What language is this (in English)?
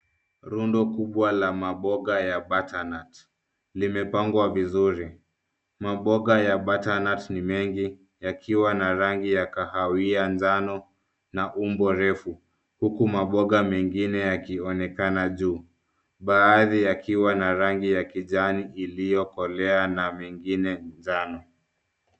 Swahili